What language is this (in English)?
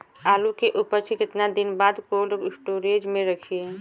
Bhojpuri